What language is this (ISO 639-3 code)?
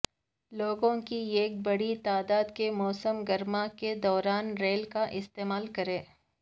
urd